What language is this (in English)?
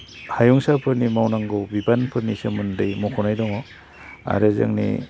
Bodo